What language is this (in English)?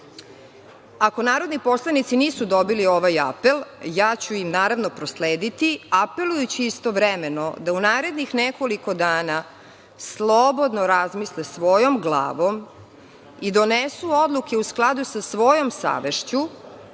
Serbian